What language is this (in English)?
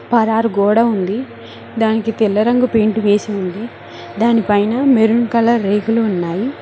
Telugu